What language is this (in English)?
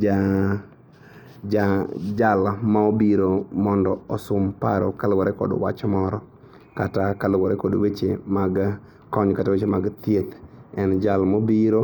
Luo (Kenya and Tanzania)